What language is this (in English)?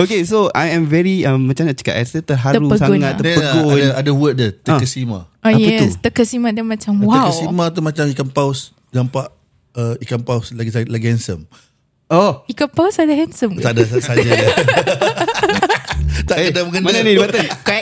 Malay